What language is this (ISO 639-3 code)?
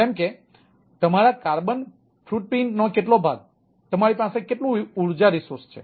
guj